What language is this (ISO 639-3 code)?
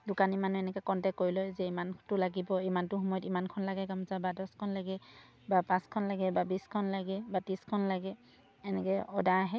asm